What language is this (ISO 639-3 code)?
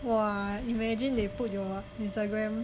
eng